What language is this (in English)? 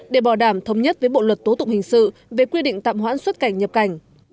Vietnamese